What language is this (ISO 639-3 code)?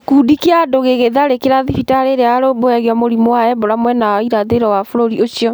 kik